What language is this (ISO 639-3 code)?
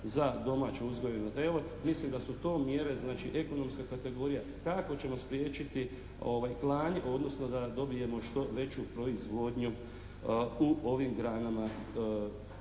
hrv